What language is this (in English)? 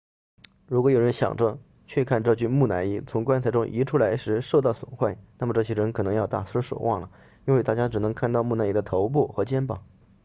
Chinese